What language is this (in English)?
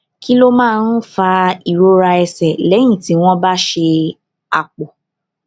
Yoruba